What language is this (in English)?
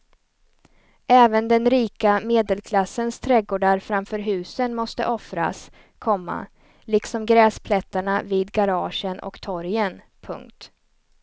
Swedish